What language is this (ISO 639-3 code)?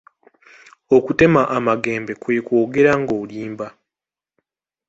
lug